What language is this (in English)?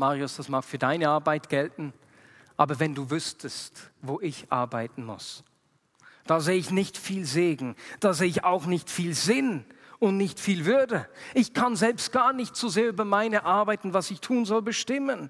German